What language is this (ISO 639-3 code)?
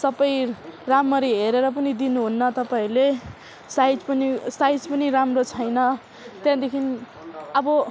nep